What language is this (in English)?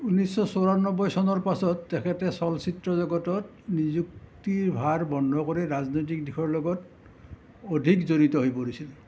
Assamese